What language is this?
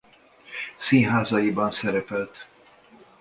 Hungarian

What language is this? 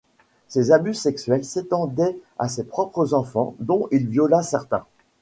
French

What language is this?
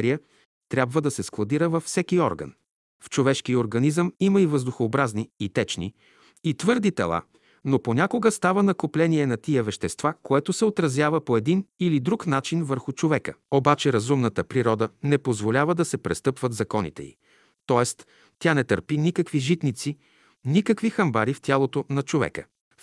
Bulgarian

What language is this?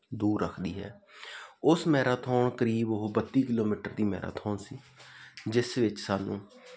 Punjabi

